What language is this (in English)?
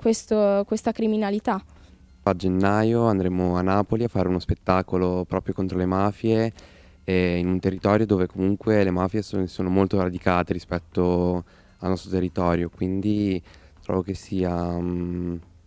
Italian